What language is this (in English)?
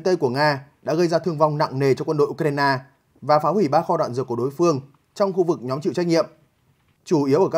Vietnamese